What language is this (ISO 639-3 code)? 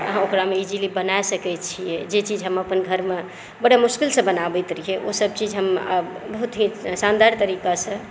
mai